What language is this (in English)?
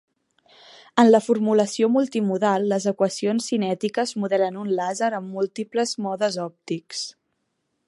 Catalan